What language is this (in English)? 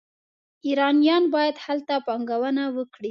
Pashto